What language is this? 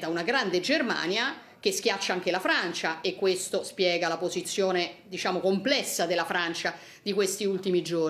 Italian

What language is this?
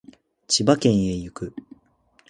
Japanese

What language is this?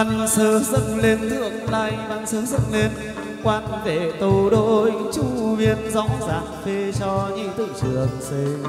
Vietnamese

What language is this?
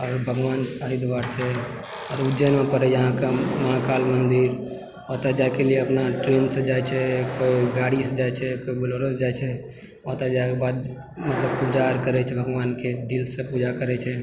Maithili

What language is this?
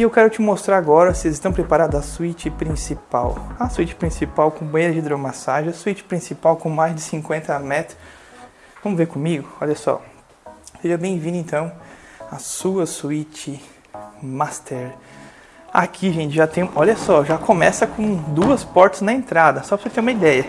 Portuguese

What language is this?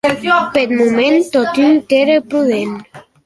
Occitan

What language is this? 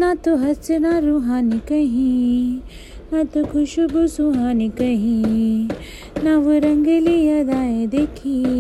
Hindi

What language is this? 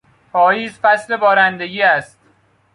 Persian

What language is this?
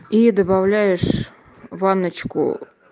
Russian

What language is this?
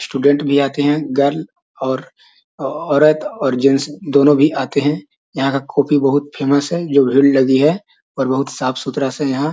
Magahi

